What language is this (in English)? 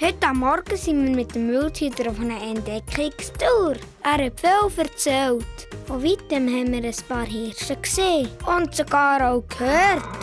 Dutch